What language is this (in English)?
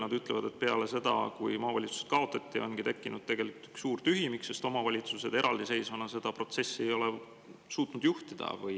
Estonian